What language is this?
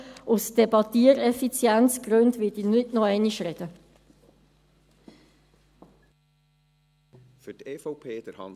Swiss German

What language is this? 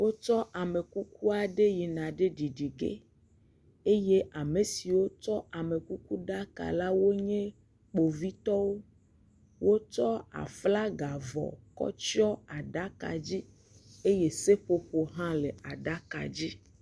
Ewe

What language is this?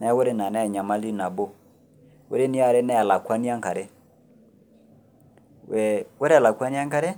Masai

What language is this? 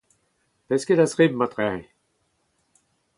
Breton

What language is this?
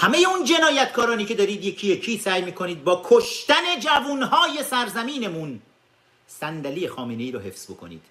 Persian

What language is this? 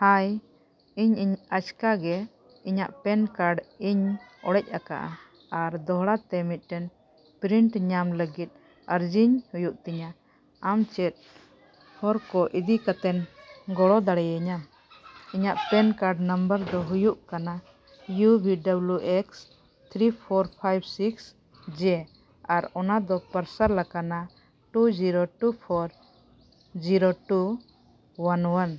Santali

